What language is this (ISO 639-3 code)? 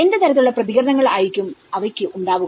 mal